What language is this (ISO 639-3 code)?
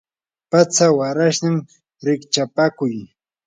qur